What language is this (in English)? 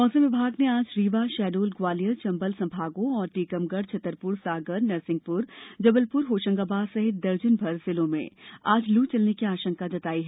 Hindi